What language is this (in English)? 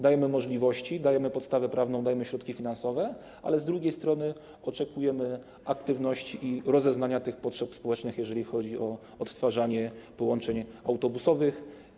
Polish